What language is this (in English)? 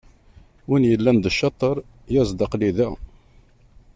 Kabyle